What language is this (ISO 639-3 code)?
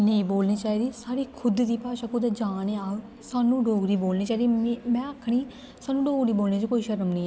doi